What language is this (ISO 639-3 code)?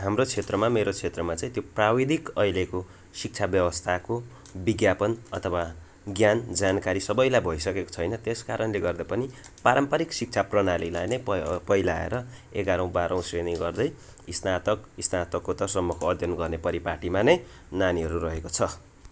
nep